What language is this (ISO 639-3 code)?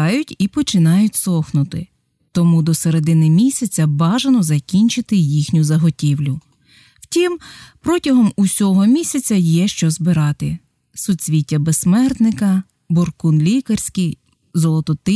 ukr